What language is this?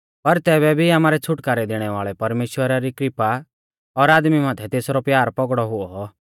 Mahasu Pahari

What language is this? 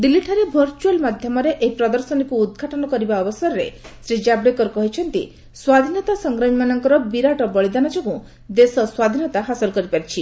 Odia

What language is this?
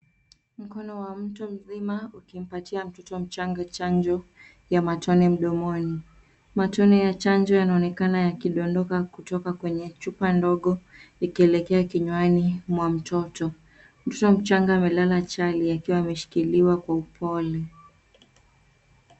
Swahili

